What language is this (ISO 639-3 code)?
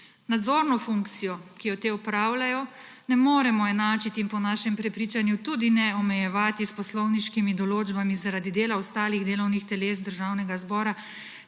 slv